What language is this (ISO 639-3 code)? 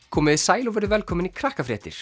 isl